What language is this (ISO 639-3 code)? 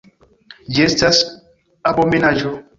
epo